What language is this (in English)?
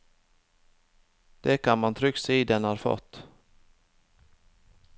Norwegian